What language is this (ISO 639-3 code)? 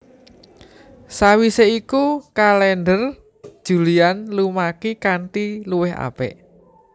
jav